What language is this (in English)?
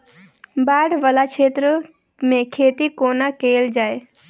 Maithili